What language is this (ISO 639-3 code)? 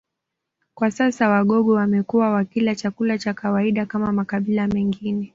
swa